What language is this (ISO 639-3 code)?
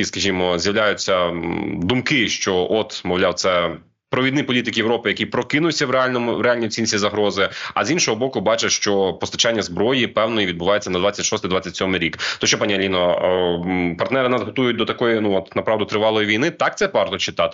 ukr